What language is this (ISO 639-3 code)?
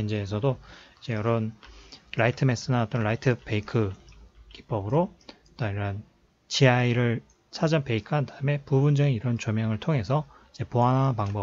kor